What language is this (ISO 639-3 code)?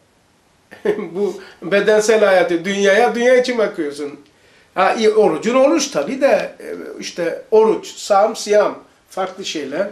tur